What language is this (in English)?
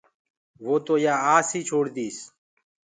Gurgula